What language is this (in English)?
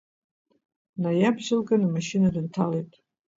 Abkhazian